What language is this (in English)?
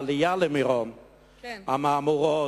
Hebrew